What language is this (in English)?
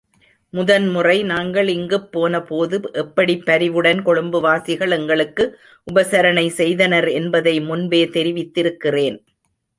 Tamil